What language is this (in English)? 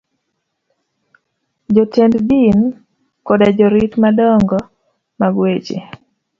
Luo (Kenya and Tanzania)